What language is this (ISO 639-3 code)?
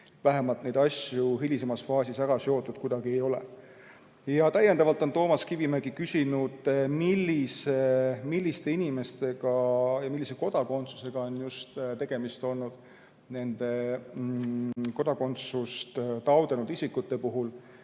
est